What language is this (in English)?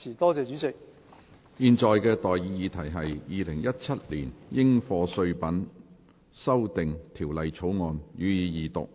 Cantonese